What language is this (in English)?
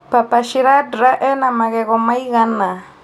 Kikuyu